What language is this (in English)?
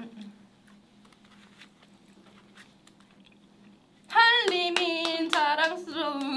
Korean